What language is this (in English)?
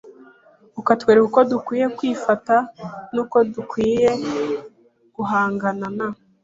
Kinyarwanda